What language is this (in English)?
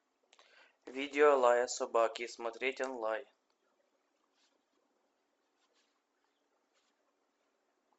Russian